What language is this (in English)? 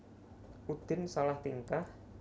Javanese